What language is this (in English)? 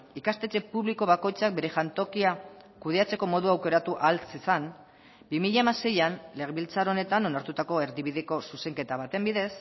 Basque